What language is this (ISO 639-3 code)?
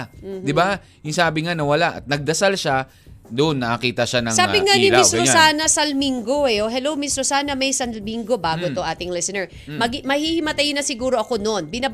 fil